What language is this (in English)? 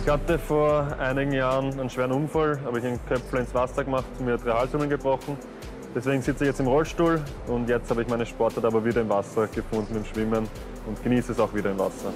German